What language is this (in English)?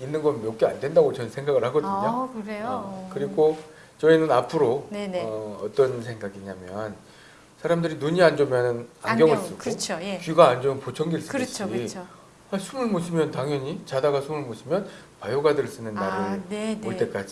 Korean